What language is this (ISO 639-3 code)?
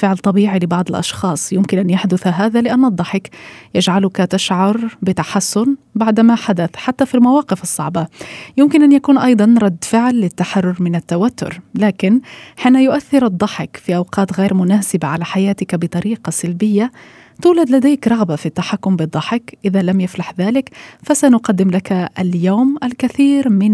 ara